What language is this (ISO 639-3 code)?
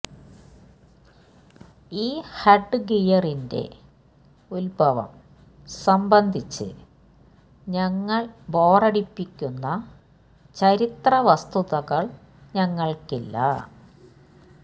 mal